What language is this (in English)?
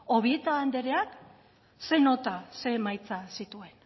Basque